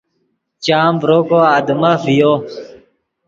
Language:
Yidgha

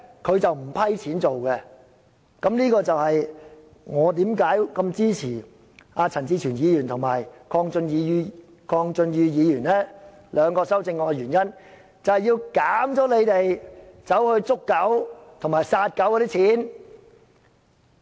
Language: Cantonese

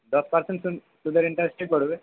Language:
Bangla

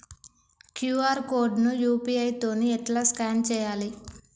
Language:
Telugu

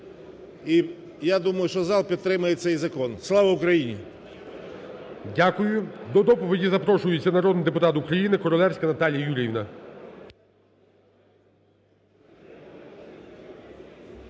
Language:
Ukrainian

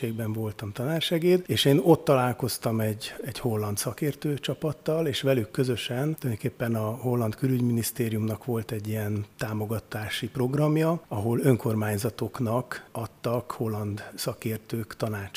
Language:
Hungarian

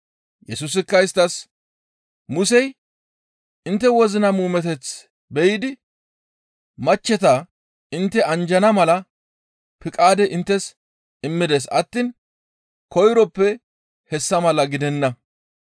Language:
Gamo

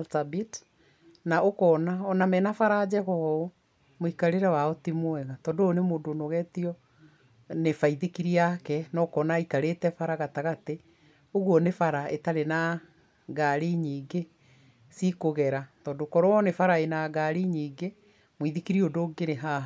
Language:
Kikuyu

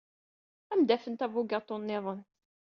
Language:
Kabyle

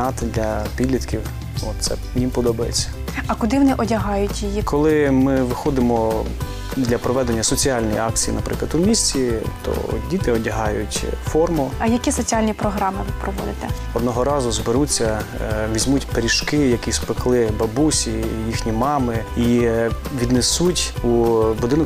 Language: Ukrainian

